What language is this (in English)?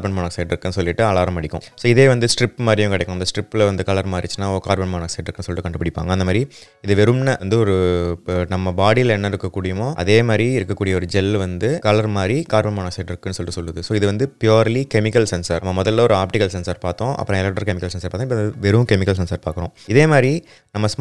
Tamil